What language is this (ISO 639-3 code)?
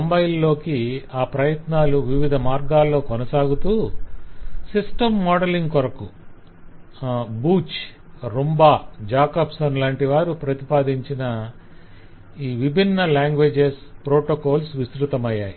tel